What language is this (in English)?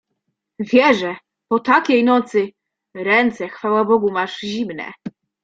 Polish